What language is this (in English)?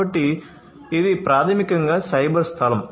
Telugu